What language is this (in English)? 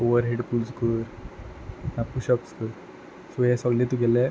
Konkani